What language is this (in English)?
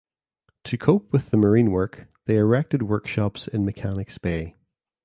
English